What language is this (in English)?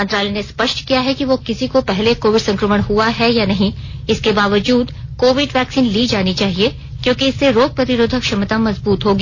Hindi